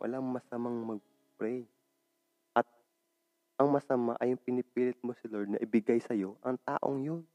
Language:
Filipino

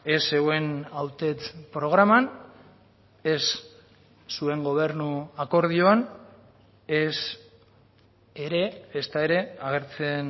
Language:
Basque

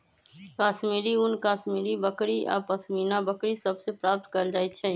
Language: Magahi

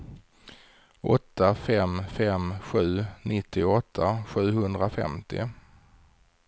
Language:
Swedish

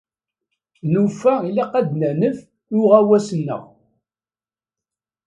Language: Kabyle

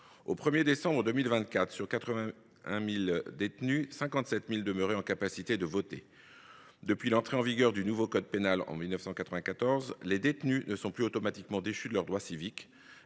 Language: French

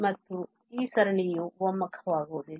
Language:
Kannada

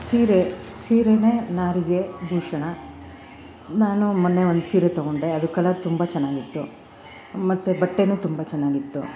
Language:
Kannada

